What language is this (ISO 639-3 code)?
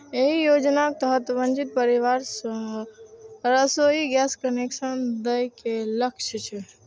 mai